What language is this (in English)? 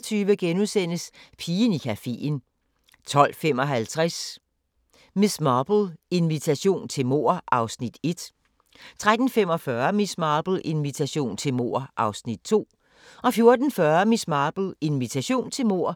Danish